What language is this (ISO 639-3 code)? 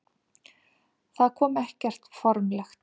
isl